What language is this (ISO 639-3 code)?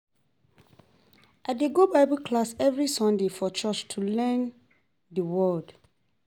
pcm